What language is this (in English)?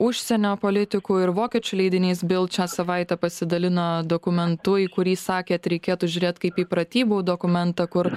Lithuanian